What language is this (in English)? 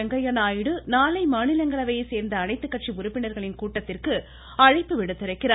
Tamil